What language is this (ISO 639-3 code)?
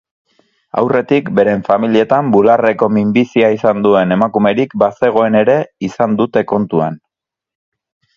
eus